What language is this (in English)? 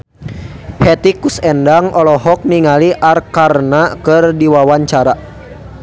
Sundanese